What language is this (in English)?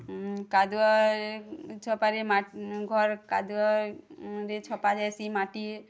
Odia